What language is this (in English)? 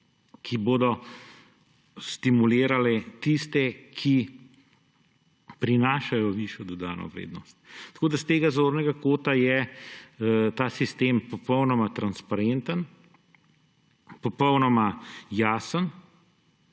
Slovenian